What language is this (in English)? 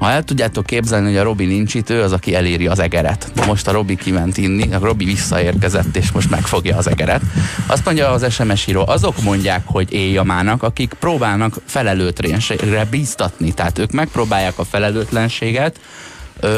Hungarian